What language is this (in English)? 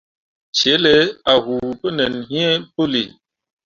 Mundang